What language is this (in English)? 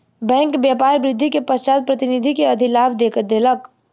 Maithili